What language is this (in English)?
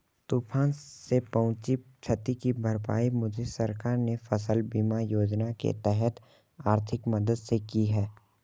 Hindi